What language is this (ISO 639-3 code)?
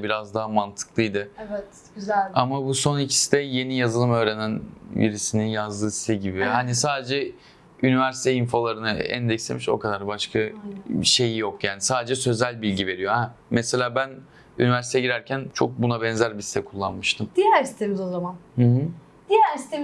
tur